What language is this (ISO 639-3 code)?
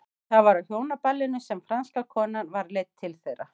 isl